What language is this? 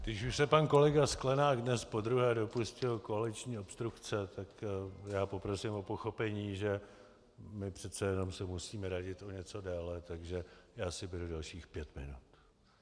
Czech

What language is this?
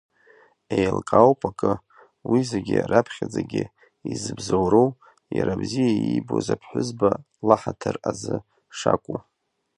Abkhazian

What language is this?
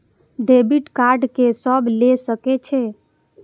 Maithili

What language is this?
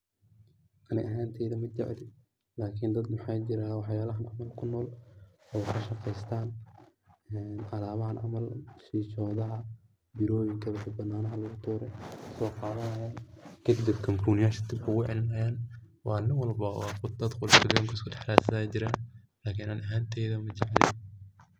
Somali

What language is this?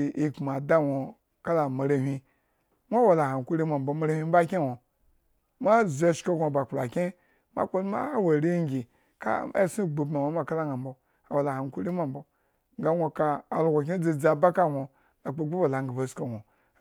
Eggon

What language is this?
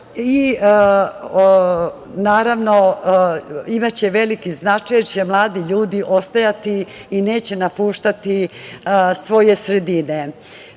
Serbian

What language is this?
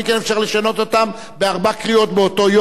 Hebrew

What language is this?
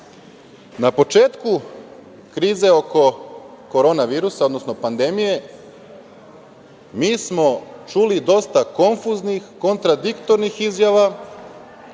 Serbian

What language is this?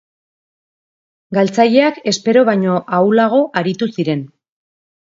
Basque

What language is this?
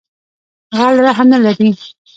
Pashto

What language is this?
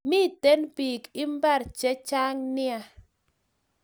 Kalenjin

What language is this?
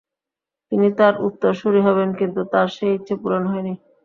Bangla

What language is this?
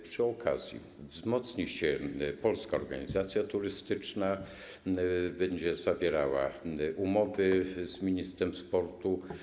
Polish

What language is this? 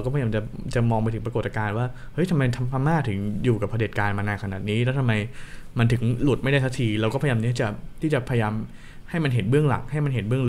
Thai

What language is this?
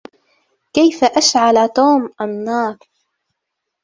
Arabic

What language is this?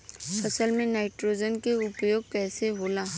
Bhojpuri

